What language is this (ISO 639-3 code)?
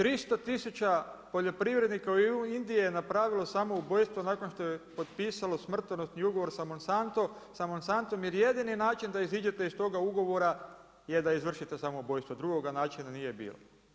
hrv